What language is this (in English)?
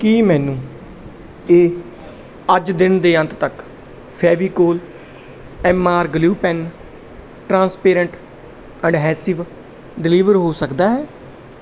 Punjabi